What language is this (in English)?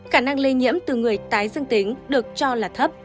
Vietnamese